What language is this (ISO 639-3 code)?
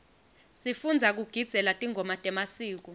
ssw